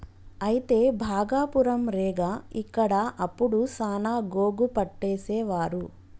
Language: Telugu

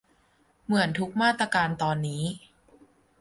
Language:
Thai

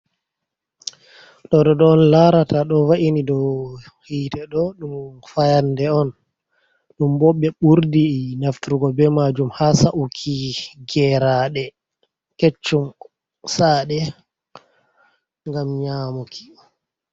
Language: Fula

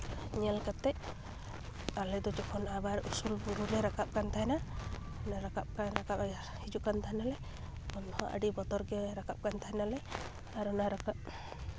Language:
Santali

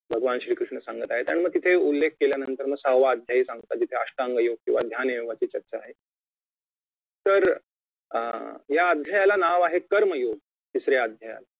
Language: Marathi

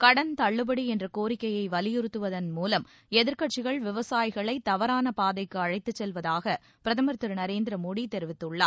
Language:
Tamil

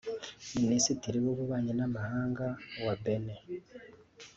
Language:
Kinyarwanda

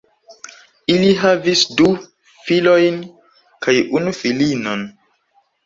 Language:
Esperanto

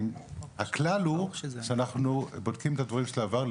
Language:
Hebrew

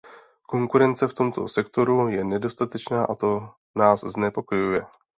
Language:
Czech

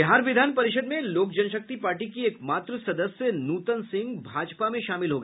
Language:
Hindi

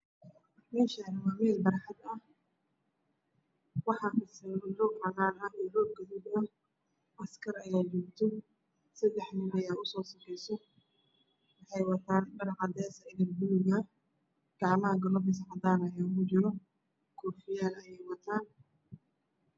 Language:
Somali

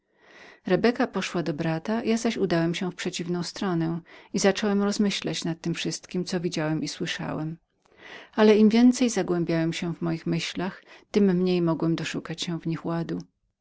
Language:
Polish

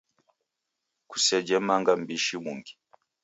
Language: Taita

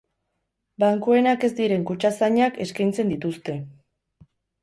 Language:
Basque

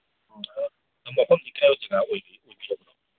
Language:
Manipuri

